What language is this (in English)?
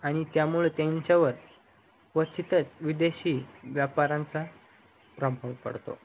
Marathi